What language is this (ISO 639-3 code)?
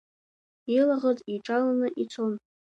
abk